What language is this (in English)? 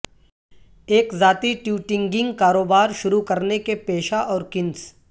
Urdu